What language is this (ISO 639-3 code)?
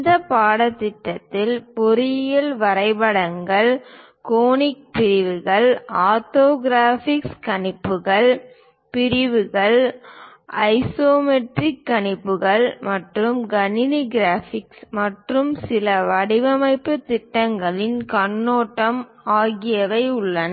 tam